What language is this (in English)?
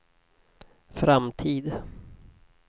Swedish